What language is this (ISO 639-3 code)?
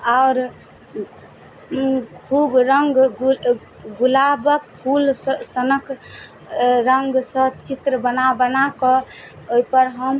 mai